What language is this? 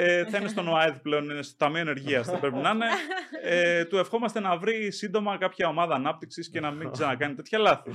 Greek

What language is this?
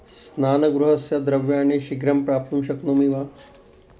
Sanskrit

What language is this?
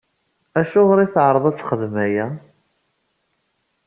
Kabyle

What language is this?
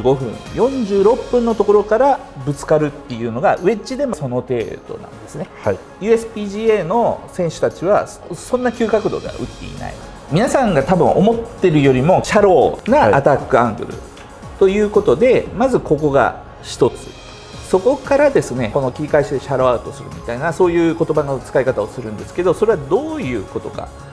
Japanese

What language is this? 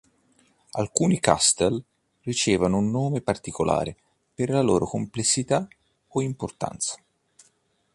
Italian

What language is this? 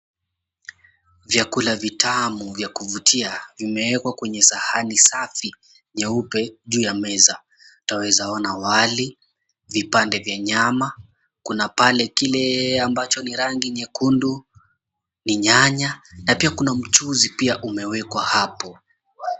Swahili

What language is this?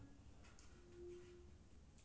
Maithili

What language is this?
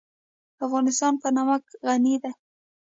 Pashto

